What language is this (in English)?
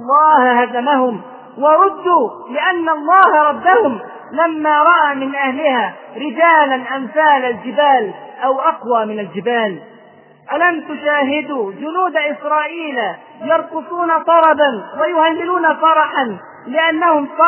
Arabic